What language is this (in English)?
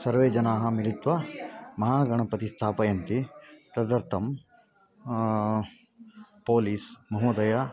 Sanskrit